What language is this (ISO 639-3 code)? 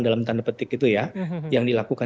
ind